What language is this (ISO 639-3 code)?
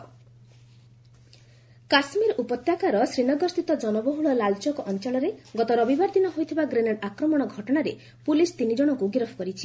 ori